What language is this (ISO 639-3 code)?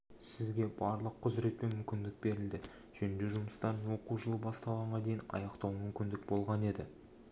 kaz